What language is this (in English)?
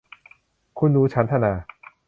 Thai